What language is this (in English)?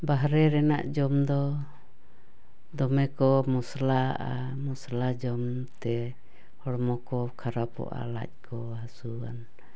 Santali